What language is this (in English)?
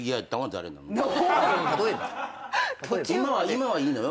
Japanese